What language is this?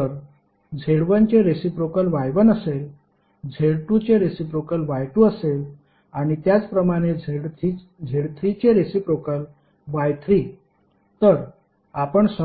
Marathi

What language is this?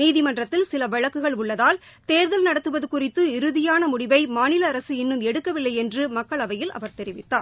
Tamil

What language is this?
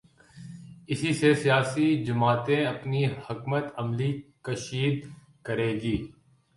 Urdu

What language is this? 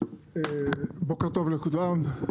Hebrew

